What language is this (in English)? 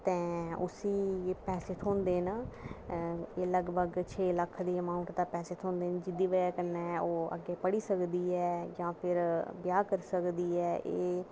Dogri